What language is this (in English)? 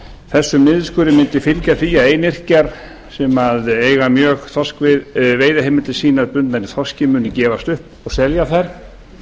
Icelandic